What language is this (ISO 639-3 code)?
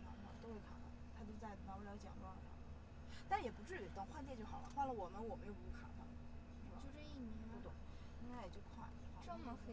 zho